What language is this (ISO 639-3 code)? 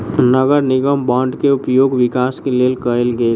mai